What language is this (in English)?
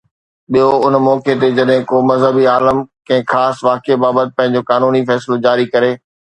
Sindhi